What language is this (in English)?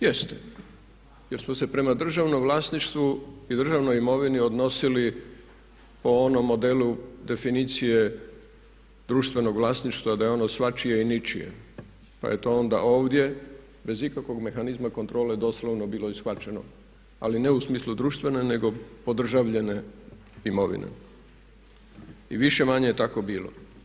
Croatian